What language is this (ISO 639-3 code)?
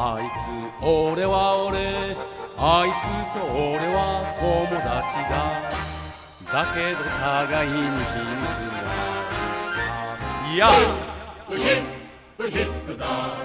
nld